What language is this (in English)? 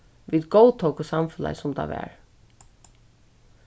Faroese